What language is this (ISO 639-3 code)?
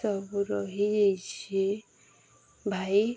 ori